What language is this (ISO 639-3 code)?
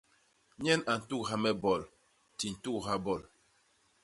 bas